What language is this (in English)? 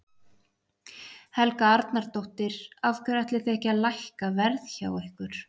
Icelandic